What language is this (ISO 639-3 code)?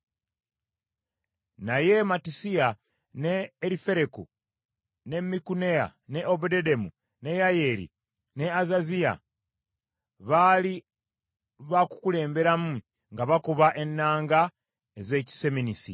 lug